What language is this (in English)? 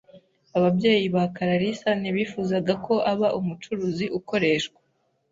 Kinyarwanda